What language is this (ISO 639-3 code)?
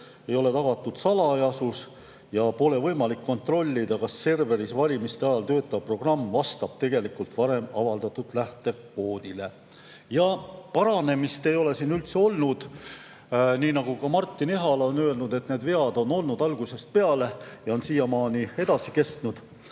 est